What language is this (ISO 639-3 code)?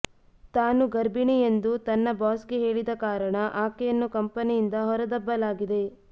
kan